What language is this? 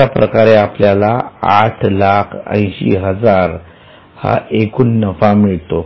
Marathi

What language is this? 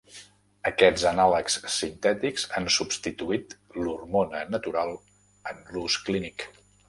Catalan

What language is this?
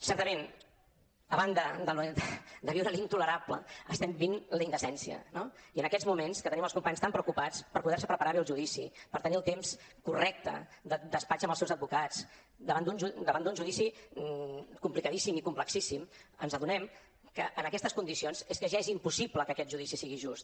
Catalan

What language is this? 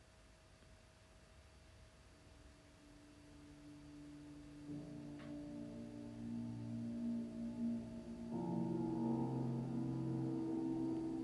Italian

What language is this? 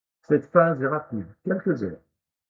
French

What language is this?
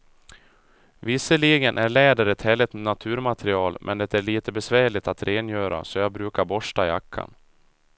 Swedish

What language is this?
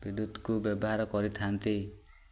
Odia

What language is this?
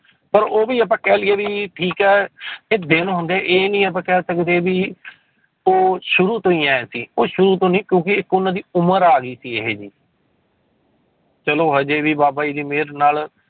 Punjabi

